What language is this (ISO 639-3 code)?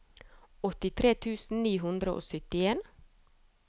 nor